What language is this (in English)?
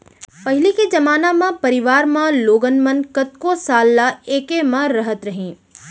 Chhattisgarhi